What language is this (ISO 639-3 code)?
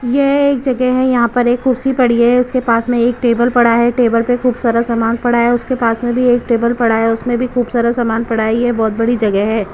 hin